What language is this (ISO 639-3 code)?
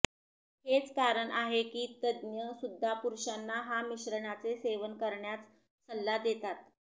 mar